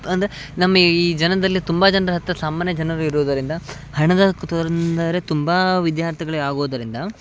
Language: Kannada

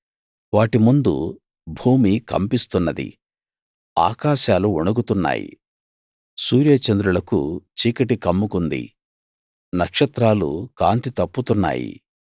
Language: Telugu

